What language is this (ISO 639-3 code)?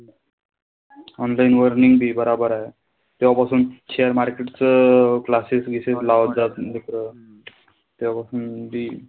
mar